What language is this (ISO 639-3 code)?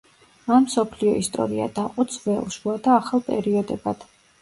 kat